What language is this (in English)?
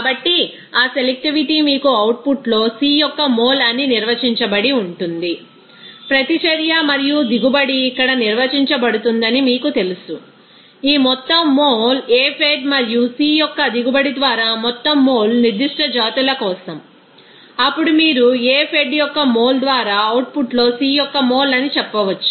Telugu